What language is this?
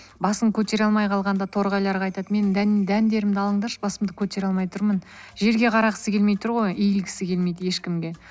Kazakh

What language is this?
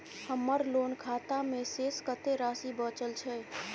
Maithili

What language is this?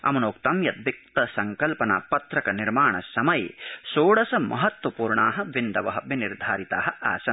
Sanskrit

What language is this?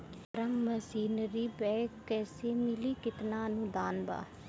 Bhojpuri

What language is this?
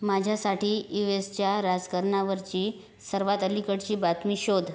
Marathi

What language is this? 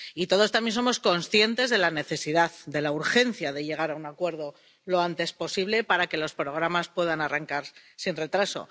Spanish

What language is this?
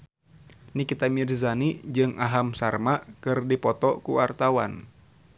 Sundanese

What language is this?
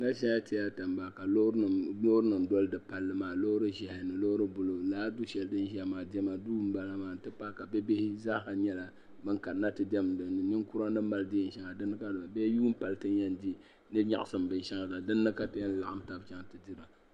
Dagbani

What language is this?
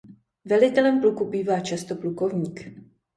Czech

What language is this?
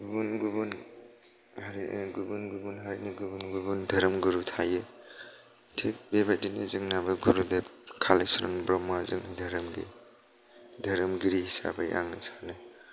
Bodo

